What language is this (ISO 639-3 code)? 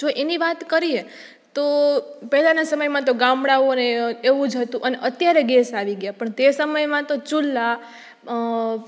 guj